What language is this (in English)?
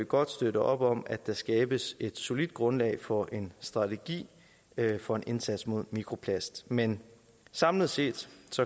Danish